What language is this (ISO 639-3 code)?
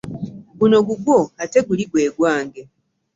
lug